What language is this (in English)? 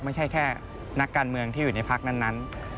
Thai